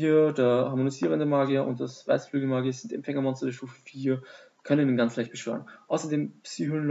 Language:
German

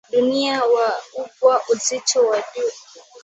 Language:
Swahili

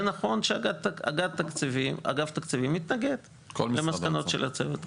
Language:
Hebrew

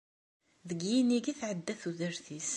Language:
Kabyle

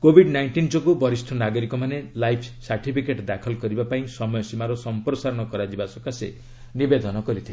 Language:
Odia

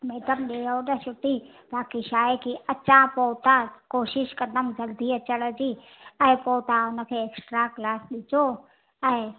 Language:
Sindhi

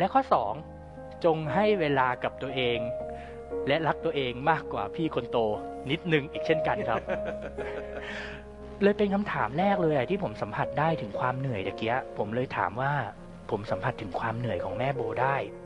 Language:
Thai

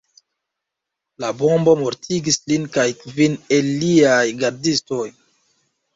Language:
Esperanto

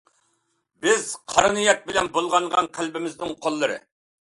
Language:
Uyghur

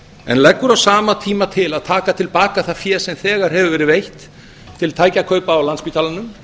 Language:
Icelandic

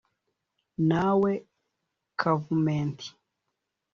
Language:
Kinyarwanda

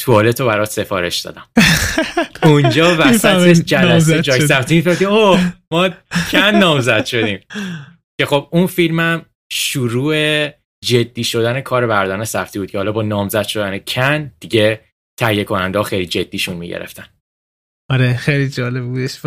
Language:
Persian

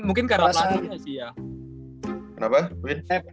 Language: Indonesian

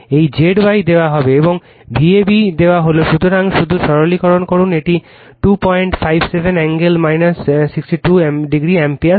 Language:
Bangla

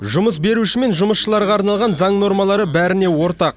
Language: Kazakh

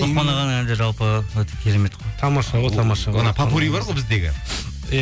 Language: Kazakh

